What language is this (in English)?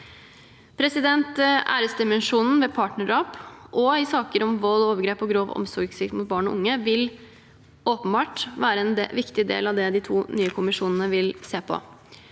Norwegian